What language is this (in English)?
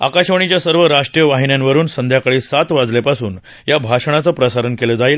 Marathi